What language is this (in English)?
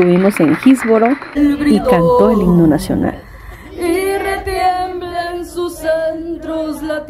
Spanish